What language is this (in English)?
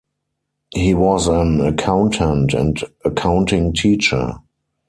English